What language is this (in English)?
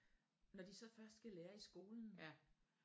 Danish